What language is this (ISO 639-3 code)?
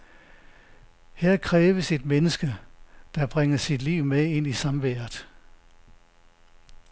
dan